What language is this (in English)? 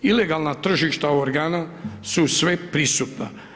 Croatian